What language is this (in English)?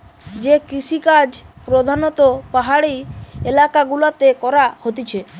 Bangla